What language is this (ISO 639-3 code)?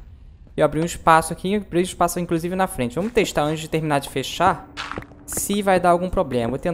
por